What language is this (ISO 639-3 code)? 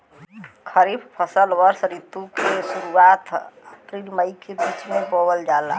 bho